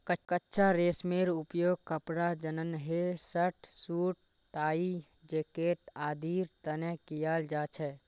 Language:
Magahi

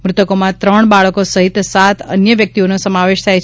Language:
Gujarati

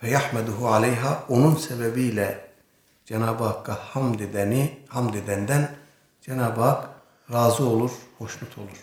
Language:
Turkish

